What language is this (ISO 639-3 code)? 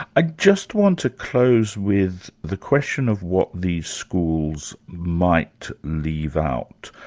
eng